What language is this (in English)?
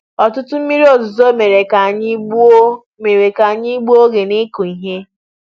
Igbo